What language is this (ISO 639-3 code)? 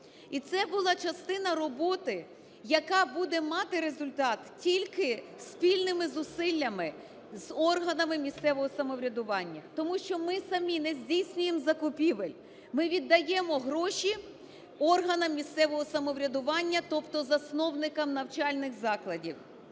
ukr